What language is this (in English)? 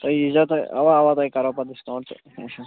Kashmiri